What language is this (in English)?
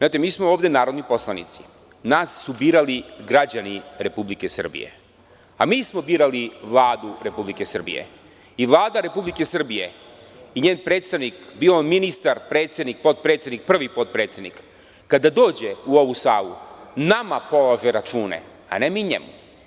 Serbian